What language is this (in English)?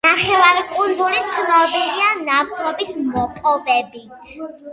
Georgian